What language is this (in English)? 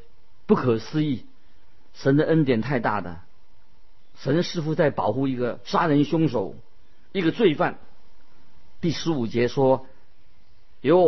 Chinese